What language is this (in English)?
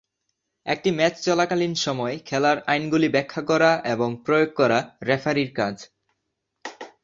Bangla